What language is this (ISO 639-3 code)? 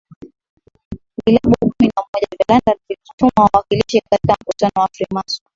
swa